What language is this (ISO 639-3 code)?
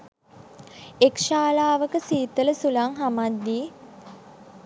sin